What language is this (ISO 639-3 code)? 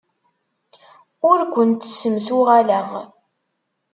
kab